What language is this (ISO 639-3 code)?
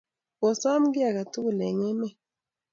kln